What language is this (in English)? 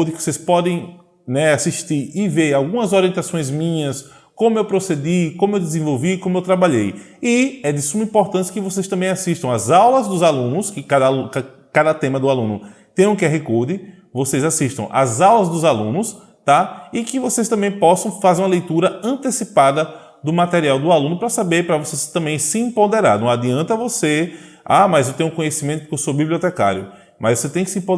Portuguese